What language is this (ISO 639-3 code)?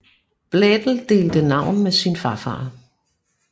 dan